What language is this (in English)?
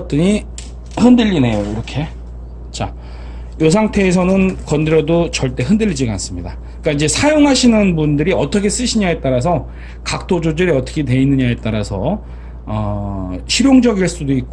Korean